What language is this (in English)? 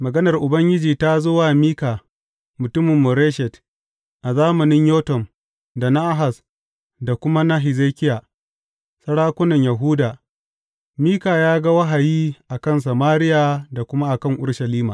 Hausa